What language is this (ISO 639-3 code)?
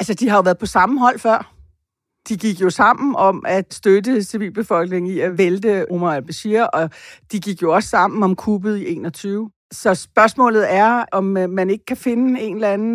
dan